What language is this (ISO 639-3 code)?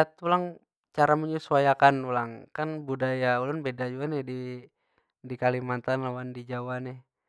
bjn